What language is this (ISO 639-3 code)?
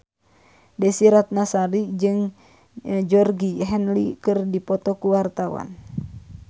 sun